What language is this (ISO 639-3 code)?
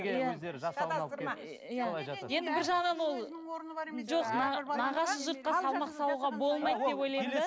kaz